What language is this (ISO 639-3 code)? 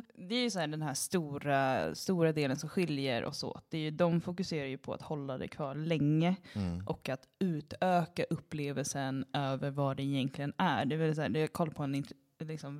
swe